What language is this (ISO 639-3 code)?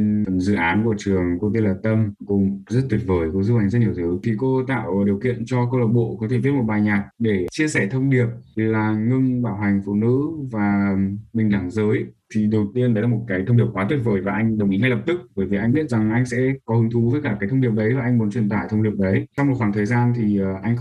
vie